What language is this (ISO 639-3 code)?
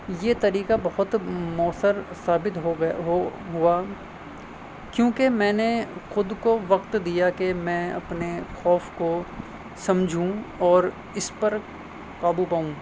urd